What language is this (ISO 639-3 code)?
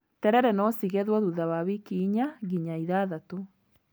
kik